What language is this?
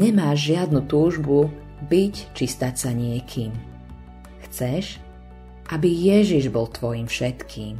Slovak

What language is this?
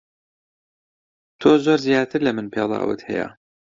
Central Kurdish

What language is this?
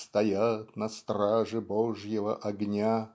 Russian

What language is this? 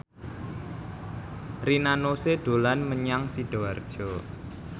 Javanese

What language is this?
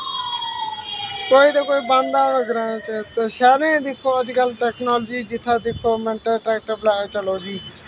Dogri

